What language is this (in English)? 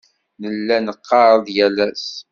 Kabyle